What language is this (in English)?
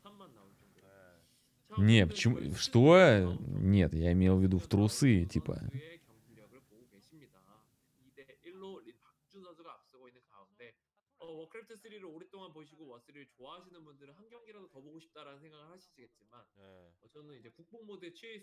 Russian